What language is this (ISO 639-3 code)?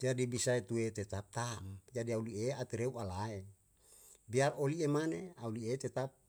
jal